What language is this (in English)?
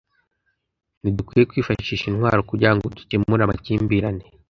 Kinyarwanda